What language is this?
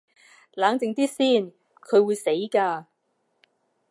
Cantonese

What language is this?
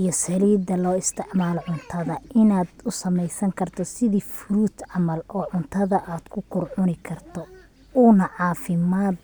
Somali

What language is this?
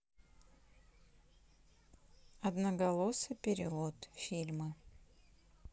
Russian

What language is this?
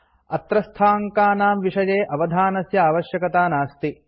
Sanskrit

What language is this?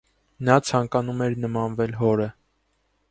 Armenian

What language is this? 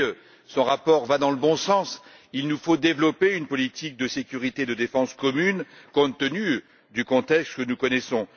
French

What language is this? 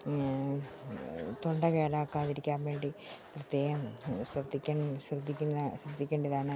Malayalam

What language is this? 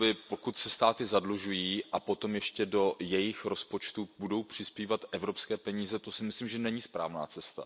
Czech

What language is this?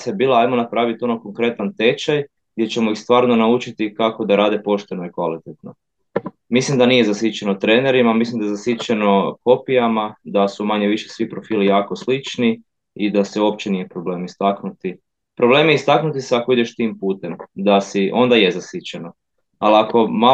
Croatian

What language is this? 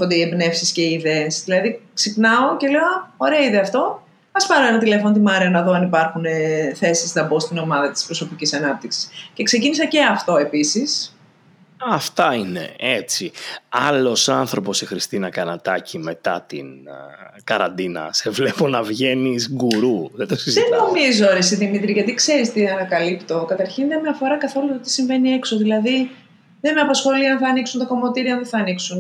Greek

